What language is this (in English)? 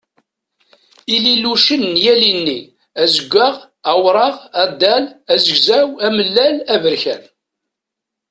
Kabyle